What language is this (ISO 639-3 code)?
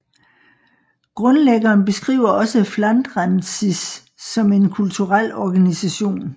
dan